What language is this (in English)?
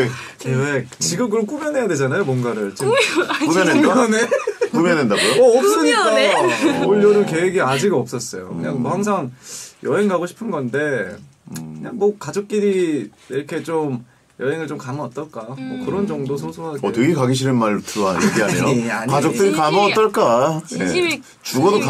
Korean